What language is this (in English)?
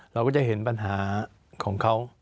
Thai